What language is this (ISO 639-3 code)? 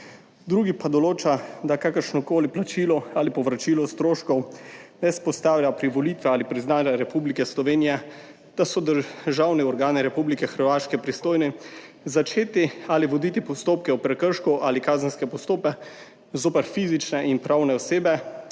slv